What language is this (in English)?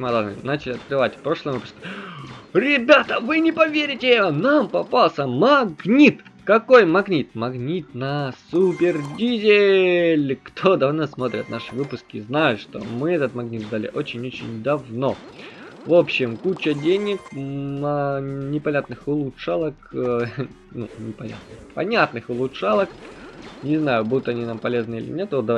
Russian